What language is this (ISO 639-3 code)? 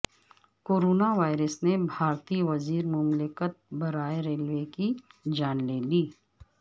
urd